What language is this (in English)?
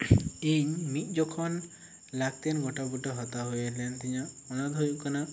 Santali